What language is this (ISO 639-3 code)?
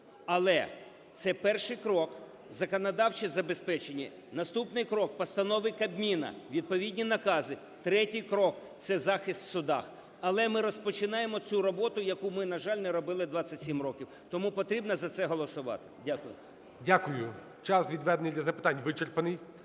ukr